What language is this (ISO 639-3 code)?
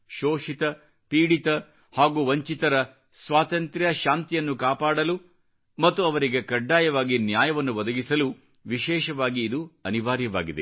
kan